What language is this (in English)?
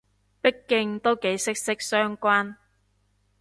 Cantonese